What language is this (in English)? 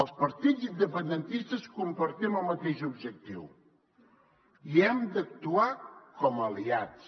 Catalan